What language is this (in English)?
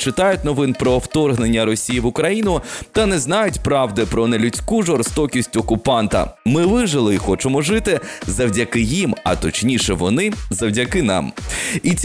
Ukrainian